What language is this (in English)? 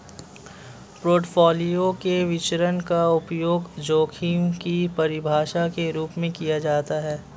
Hindi